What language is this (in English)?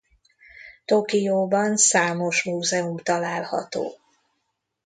Hungarian